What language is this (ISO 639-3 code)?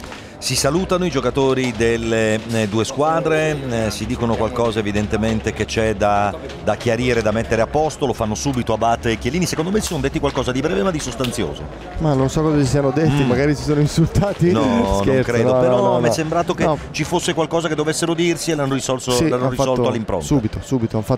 ita